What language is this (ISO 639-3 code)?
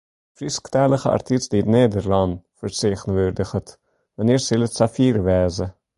fry